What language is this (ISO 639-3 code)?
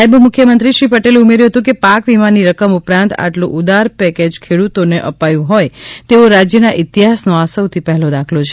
guj